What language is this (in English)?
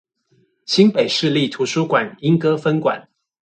Chinese